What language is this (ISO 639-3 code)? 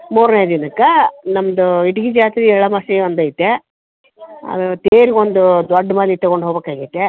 kan